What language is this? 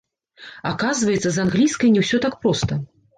Belarusian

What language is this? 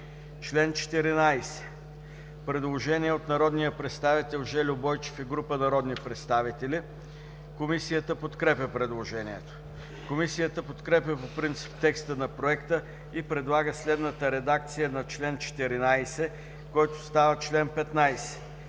Bulgarian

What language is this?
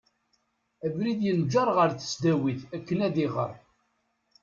Kabyle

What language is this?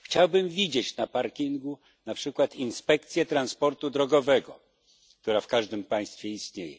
Polish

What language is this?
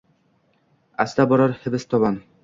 Uzbek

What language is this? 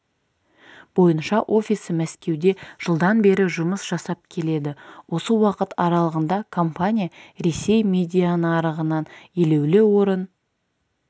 Kazakh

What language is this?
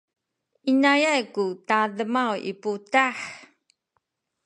Sakizaya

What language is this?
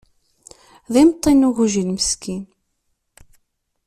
Kabyle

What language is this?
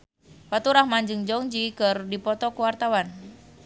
Sundanese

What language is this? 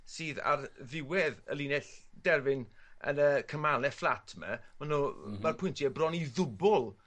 Welsh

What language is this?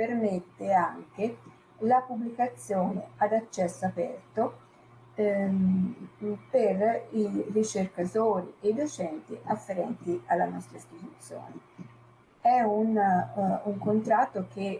Italian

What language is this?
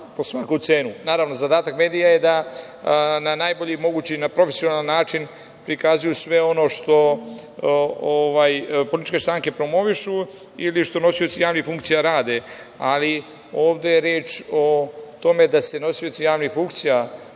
Serbian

